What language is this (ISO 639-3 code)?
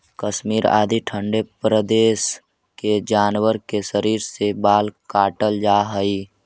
mag